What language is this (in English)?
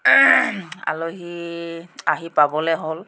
Assamese